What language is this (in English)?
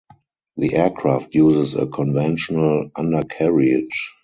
English